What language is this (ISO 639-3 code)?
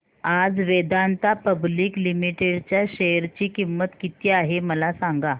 mar